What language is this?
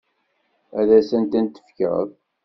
Kabyle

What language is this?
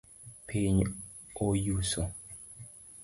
Luo (Kenya and Tanzania)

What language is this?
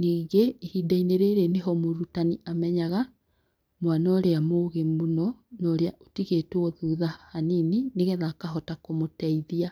Kikuyu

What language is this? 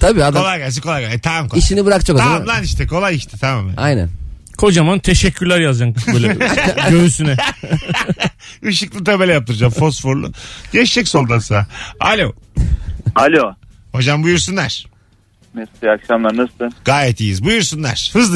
Turkish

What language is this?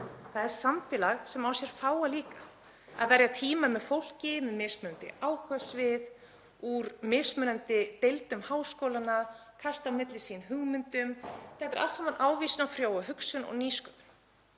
Icelandic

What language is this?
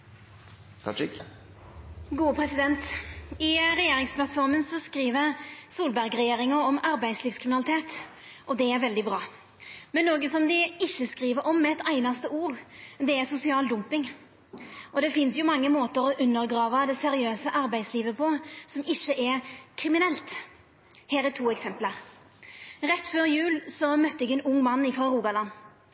Norwegian Nynorsk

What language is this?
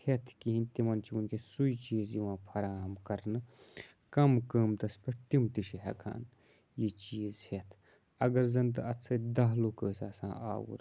Kashmiri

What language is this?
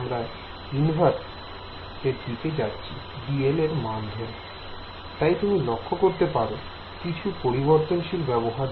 Bangla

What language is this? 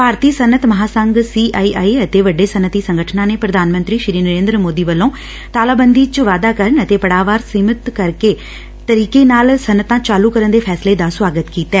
Punjabi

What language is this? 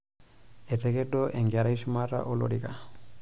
Masai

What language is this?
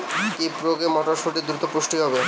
Bangla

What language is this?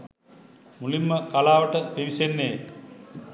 Sinhala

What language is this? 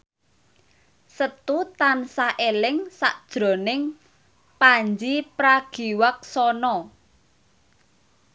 Javanese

